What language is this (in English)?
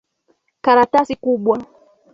Swahili